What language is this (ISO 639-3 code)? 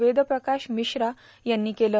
mar